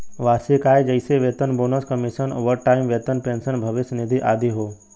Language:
Bhojpuri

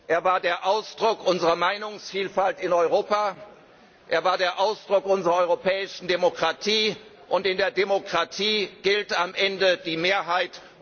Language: German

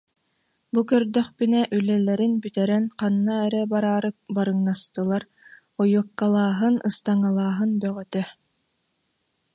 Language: Yakut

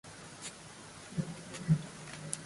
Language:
Japanese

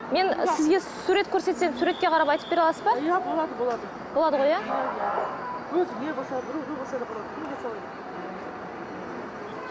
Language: Kazakh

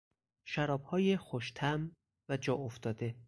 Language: Persian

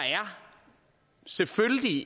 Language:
Danish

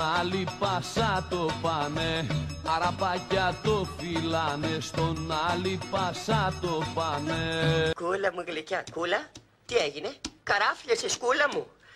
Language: Greek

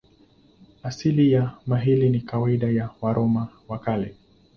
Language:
Swahili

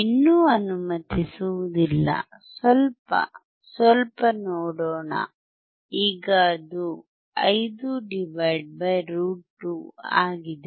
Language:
Kannada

